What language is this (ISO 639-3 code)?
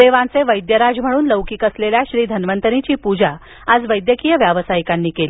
mar